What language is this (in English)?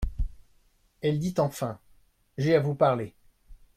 French